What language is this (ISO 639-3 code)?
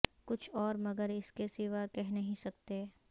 urd